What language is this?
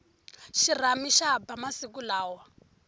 Tsonga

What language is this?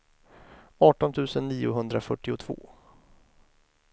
Swedish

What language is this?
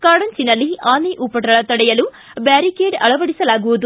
Kannada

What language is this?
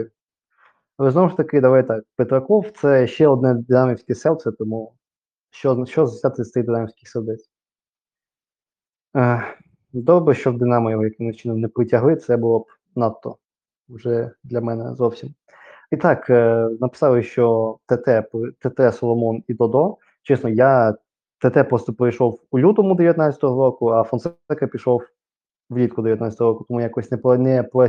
Ukrainian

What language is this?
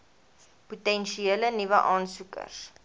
Afrikaans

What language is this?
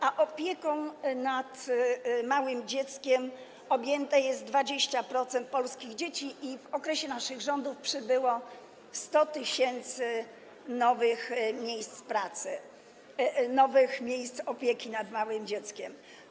Polish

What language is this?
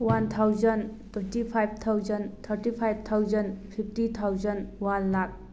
Manipuri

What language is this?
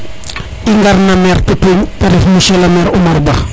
Serer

